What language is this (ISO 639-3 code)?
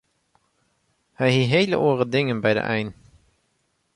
fry